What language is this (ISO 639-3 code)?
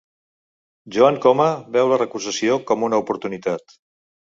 cat